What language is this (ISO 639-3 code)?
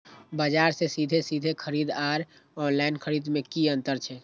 mai